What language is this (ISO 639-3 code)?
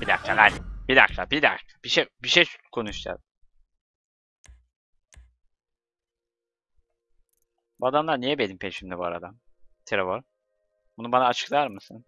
tur